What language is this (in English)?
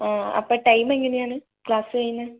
Malayalam